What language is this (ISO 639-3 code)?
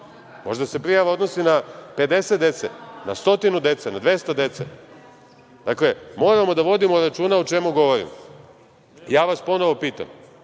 srp